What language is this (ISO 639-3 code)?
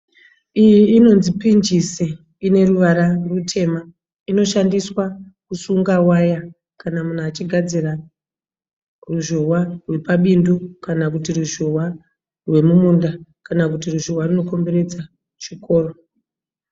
sna